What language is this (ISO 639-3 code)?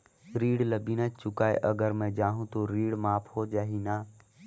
hne